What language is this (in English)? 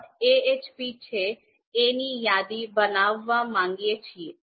Gujarati